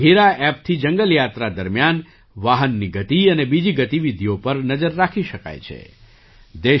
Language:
Gujarati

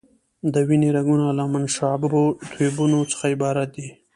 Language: Pashto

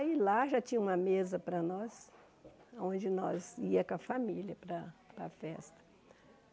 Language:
Portuguese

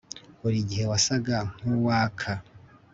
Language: Kinyarwanda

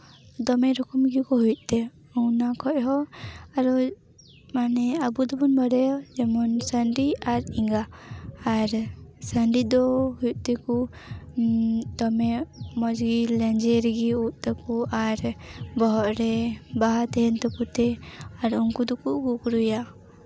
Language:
Santali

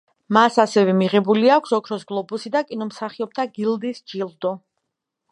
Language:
Georgian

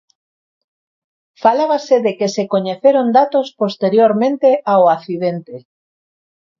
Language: Galician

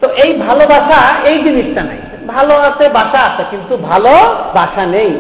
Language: Bangla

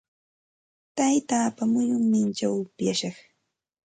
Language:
Santa Ana de Tusi Pasco Quechua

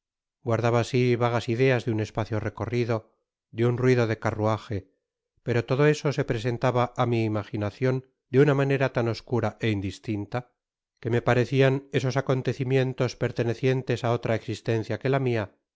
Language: Spanish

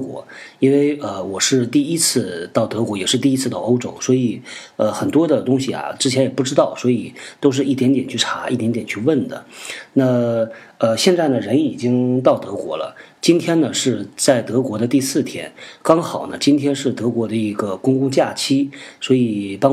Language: Chinese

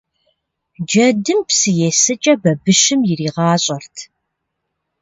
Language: Kabardian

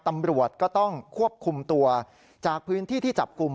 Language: Thai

